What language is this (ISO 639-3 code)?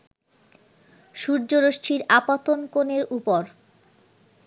ben